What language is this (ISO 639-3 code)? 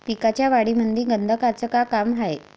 mar